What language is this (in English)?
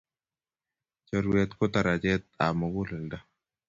Kalenjin